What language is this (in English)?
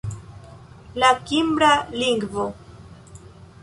Esperanto